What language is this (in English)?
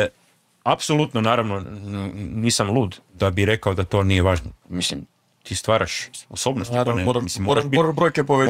Croatian